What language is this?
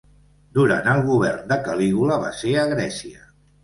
Catalan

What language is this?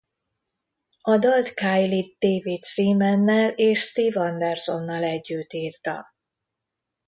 Hungarian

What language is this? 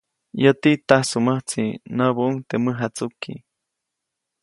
Copainalá Zoque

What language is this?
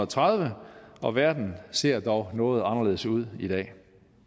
Danish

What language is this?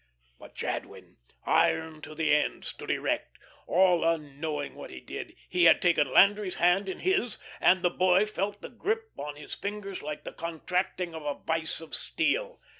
English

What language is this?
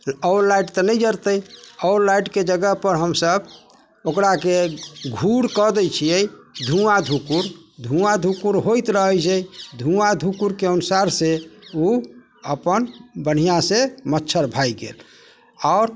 Maithili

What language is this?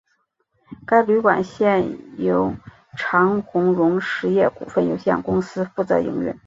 Chinese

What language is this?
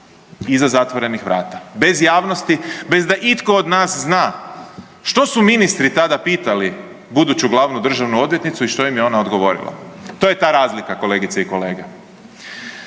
Croatian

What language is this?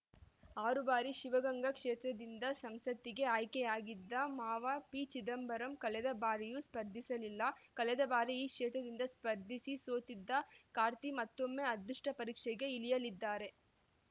Kannada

